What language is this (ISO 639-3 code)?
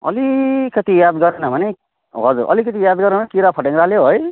nep